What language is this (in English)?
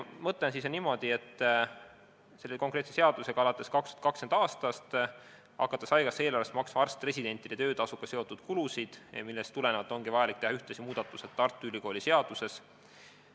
Estonian